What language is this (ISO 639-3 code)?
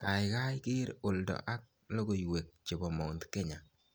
kln